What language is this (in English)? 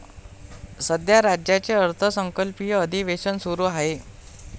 Marathi